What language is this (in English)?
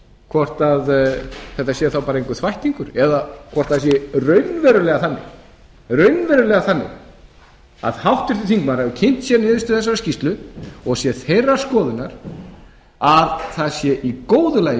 Icelandic